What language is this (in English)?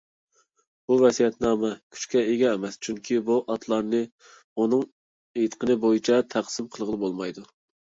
Uyghur